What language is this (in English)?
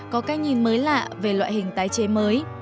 Vietnamese